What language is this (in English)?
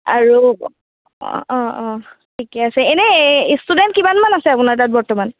Assamese